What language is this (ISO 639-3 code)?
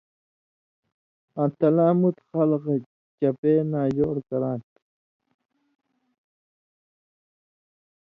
mvy